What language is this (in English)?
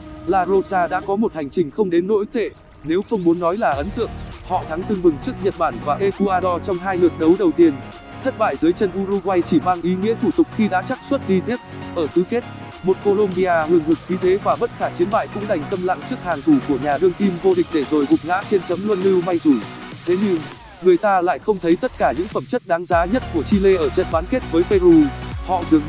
Vietnamese